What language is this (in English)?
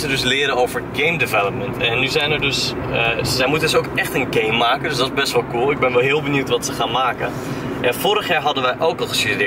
Dutch